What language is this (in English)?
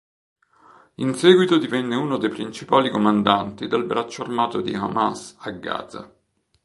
Italian